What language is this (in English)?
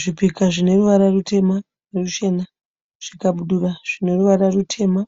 Shona